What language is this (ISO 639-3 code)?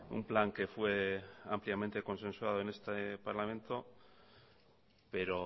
spa